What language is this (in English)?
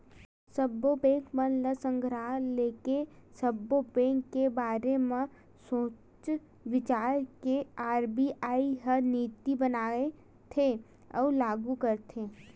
Chhattisgarhi